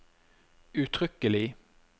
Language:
Norwegian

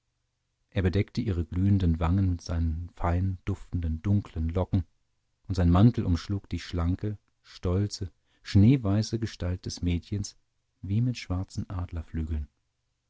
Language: German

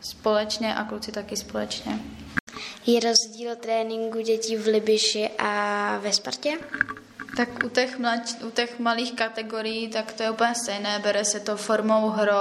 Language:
Czech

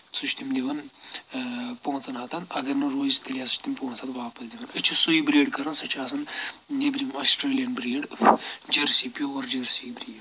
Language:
Kashmiri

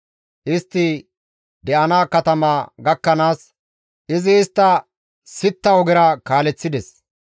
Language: Gamo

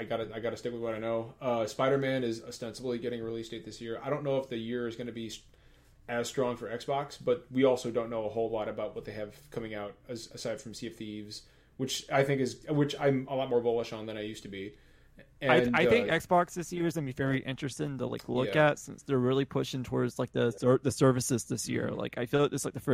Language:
English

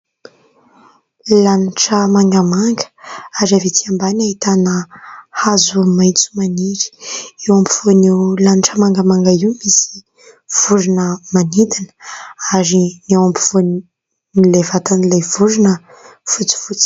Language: Malagasy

